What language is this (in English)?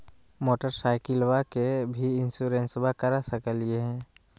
Magahi